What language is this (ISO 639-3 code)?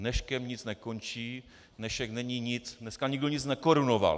ces